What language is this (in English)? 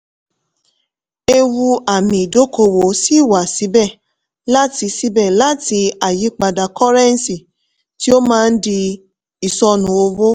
Yoruba